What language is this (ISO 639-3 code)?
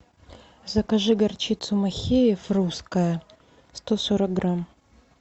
rus